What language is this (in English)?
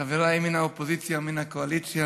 Hebrew